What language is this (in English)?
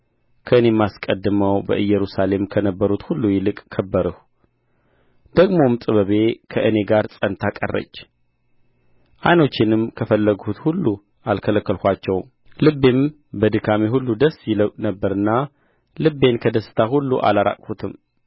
Amharic